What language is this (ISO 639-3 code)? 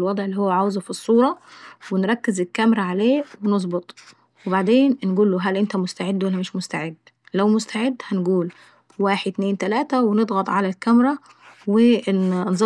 aec